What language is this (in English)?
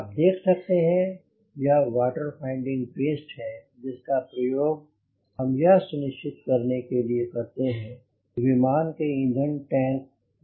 Hindi